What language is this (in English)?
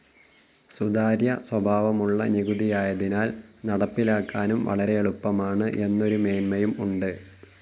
Malayalam